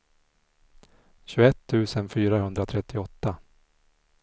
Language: Swedish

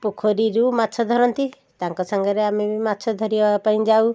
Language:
Odia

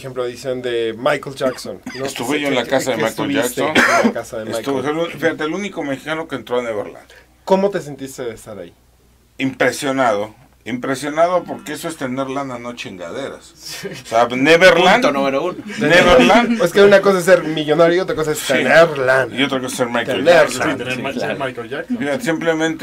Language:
Spanish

